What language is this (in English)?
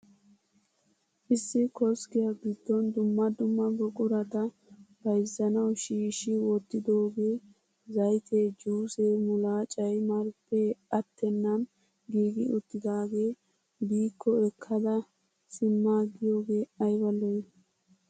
Wolaytta